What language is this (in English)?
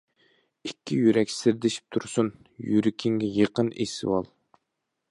Uyghur